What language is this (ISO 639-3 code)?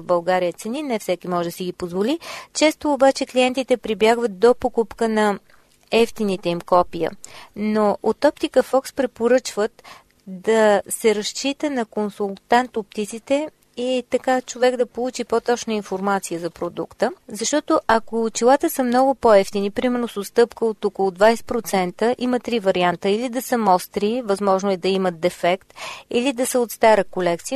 bul